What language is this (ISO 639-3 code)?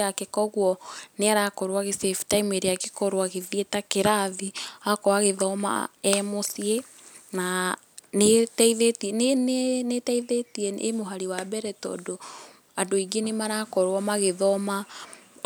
kik